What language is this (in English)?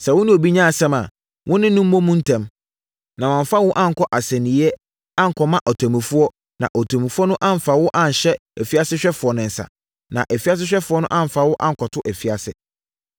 Akan